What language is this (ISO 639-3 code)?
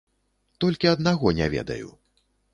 bel